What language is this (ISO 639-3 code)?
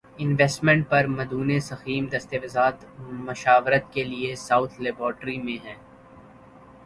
urd